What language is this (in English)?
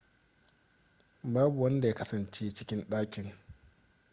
Hausa